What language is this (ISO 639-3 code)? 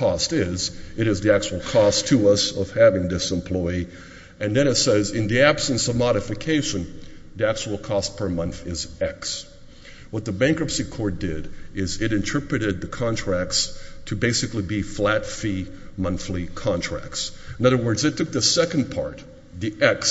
eng